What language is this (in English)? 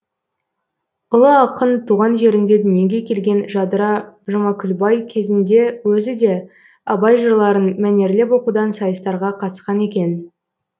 Kazakh